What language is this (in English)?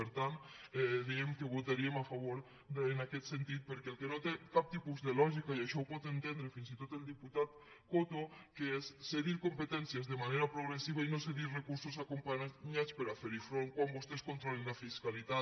Catalan